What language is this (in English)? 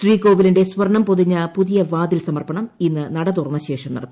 Malayalam